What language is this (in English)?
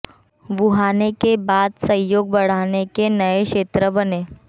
Hindi